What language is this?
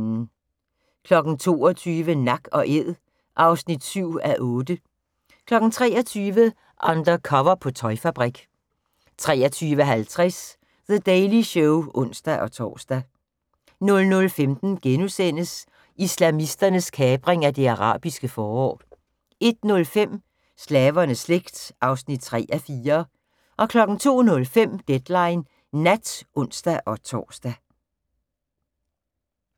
Danish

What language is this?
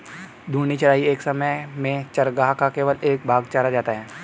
Hindi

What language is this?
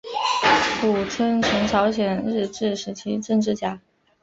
Chinese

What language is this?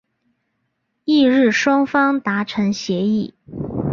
Chinese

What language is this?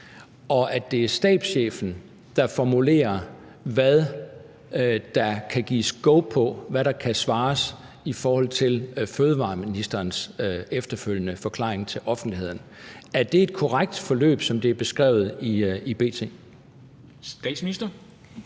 Danish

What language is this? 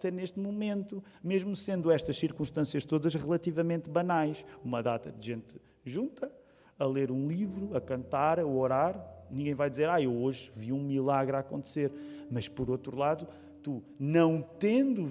Portuguese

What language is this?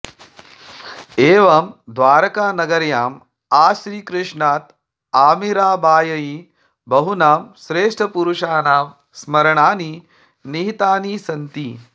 Sanskrit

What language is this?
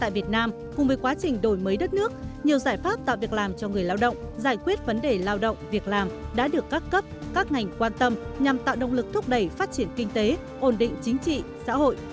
Vietnamese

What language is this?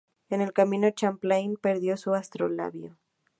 Spanish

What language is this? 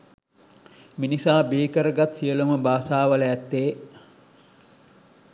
Sinhala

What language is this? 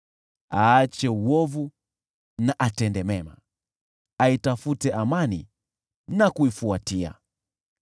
Swahili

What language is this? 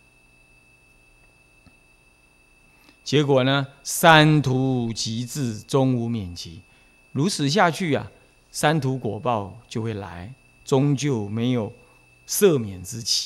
Chinese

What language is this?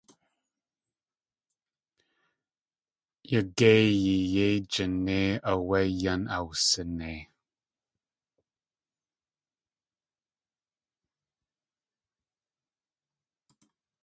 Tlingit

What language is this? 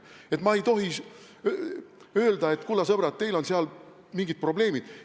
Estonian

